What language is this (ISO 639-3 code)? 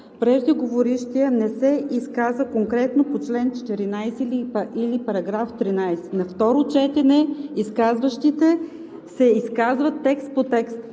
bul